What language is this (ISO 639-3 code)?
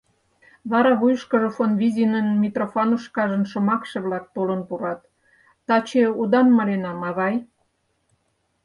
chm